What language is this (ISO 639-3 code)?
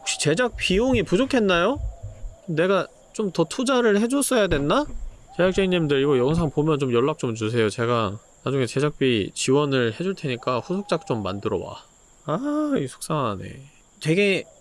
kor